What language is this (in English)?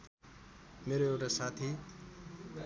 Nepali